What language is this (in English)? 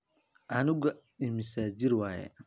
Somali